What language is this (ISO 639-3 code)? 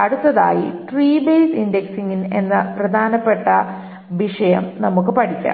mal